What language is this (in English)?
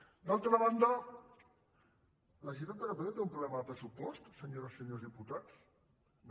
Catalan